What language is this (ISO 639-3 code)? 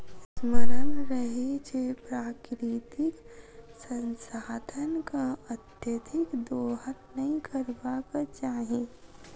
mai